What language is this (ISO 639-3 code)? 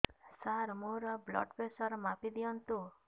ori